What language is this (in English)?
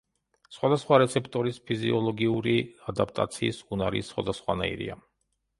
Georgian